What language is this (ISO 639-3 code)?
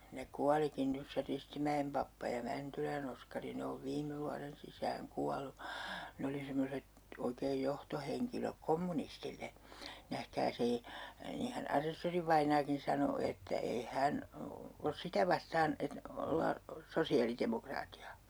fin